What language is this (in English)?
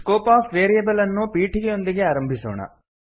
Kannada